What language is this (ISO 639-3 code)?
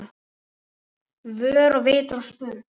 isl